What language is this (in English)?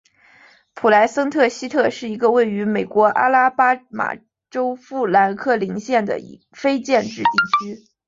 Chinese